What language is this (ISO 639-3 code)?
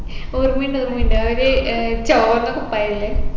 mal